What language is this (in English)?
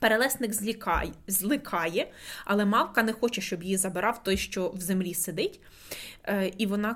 Ukrainian